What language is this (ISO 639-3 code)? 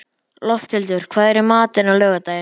isl